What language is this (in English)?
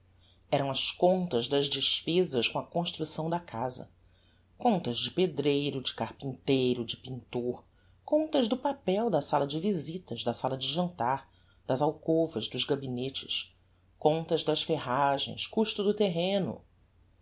Portuguese